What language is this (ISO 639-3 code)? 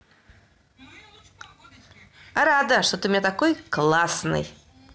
rus